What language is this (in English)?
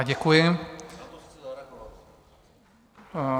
Czech